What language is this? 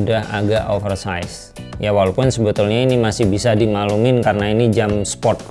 Indonesian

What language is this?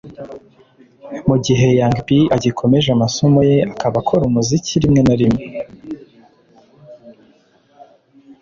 Kinyarwanda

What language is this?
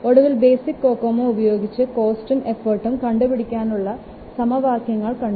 Malayalam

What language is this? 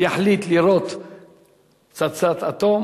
Hebrew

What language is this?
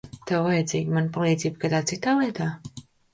Latvian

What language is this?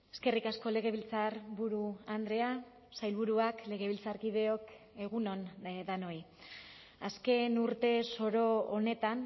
Basque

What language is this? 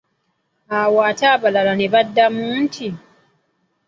Ganda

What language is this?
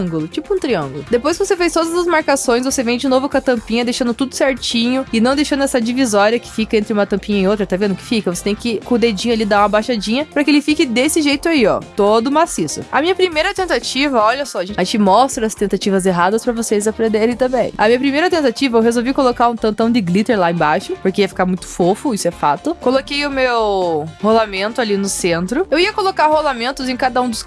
Portuguese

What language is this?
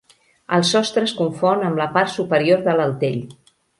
Catalan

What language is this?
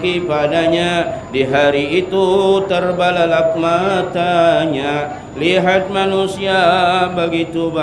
Malay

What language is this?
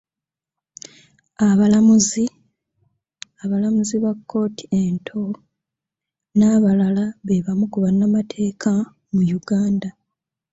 Ganda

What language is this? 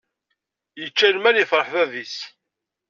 Kabyle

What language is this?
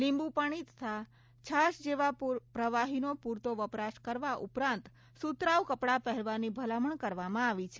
Gujarati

